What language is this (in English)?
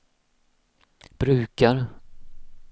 Swedish